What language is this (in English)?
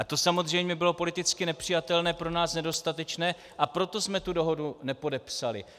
Czech